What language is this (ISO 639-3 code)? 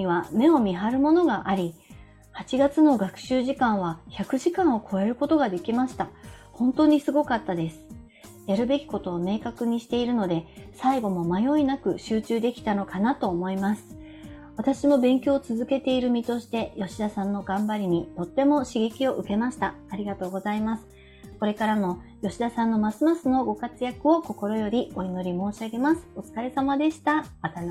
jpn